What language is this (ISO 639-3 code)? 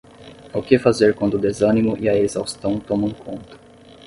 por